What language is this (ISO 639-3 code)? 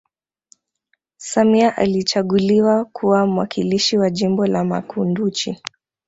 swa